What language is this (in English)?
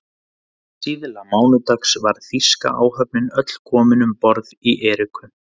Icelandic